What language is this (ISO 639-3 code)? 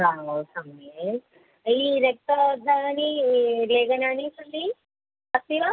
san